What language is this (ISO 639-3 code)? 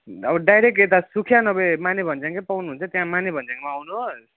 nep